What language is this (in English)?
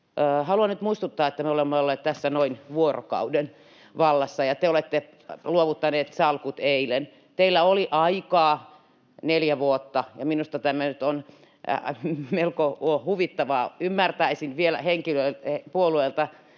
Finnish